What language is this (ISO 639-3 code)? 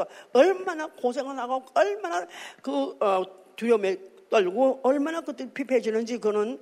kor